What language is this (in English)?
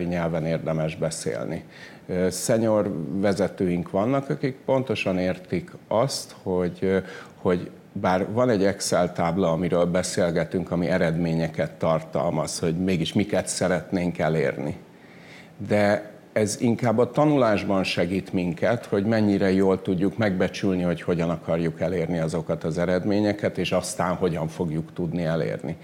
Hungarian